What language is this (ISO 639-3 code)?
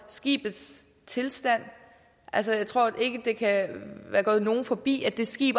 dan